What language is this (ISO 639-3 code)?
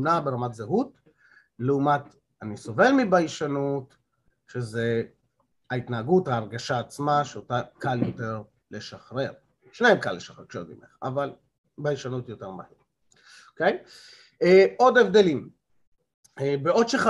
heb